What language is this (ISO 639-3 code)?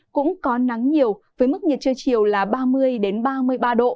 vie